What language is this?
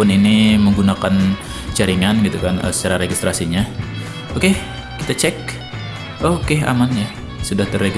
Indonesian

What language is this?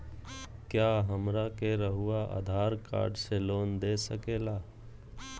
Magahi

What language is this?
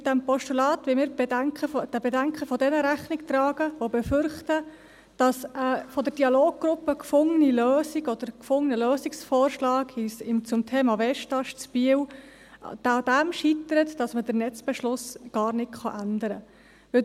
Swiss German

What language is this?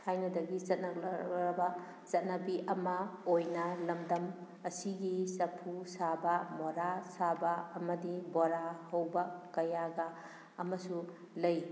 Manipuri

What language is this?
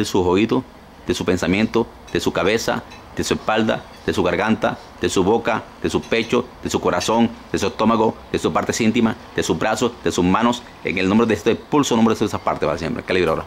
Spanish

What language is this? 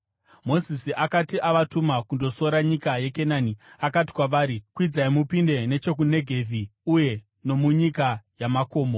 Shona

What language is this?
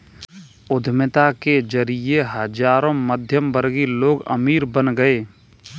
Hindi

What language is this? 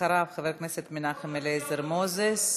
Hebrew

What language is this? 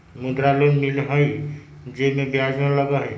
Magahi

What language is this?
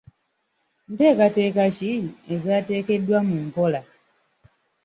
Ganda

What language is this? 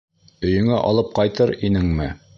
Bashkir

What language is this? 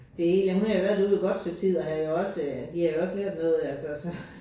Danish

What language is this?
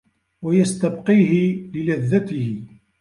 Arabic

